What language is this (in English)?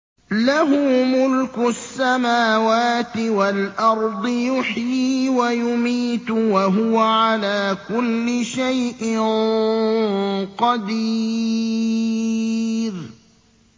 Arabic